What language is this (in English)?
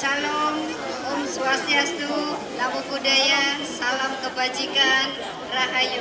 Indonesian